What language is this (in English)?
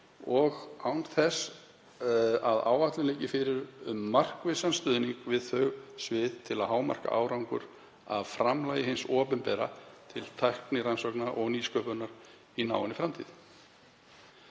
Icelandic